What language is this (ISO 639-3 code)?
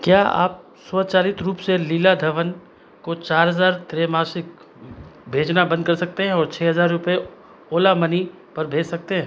hin